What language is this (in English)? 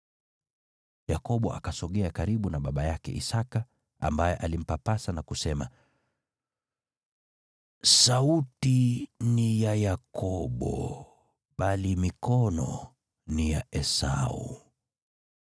Swahili